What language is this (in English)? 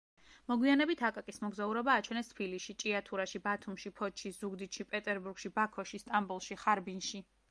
Georgian